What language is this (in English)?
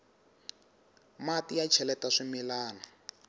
Tsonga